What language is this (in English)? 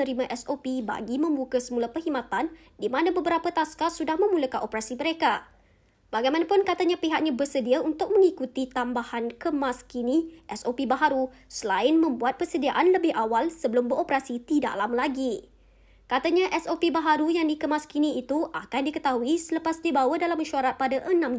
Malay